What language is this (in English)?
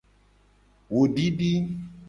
Gen